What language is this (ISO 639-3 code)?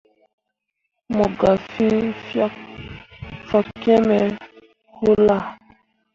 mua